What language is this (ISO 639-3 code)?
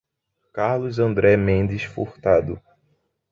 por